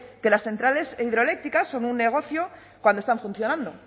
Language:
Spanish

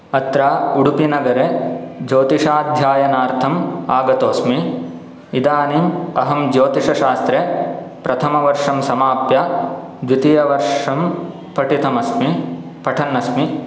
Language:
Sanskrit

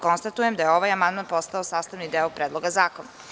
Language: Serbian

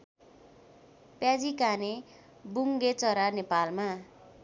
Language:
Nepali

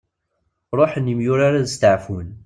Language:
Kabyle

